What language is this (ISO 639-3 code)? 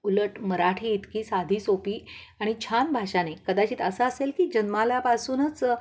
mar